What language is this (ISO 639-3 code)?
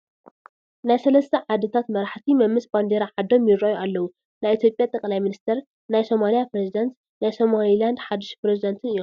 tir